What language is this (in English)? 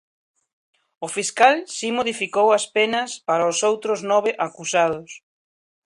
Galician